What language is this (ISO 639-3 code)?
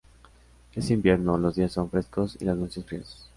spa